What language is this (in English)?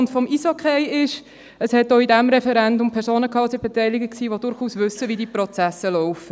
Swiss German